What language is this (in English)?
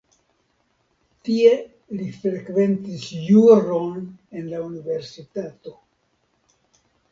Esperanto